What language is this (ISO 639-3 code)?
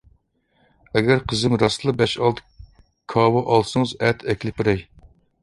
uig